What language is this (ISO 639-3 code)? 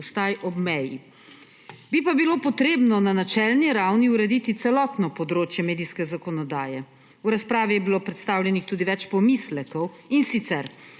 slv